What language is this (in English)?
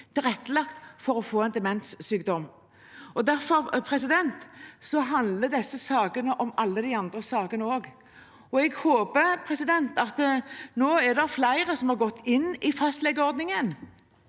Norwegian